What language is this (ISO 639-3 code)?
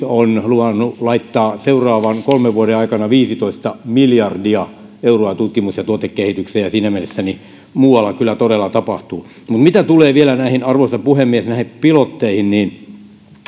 fin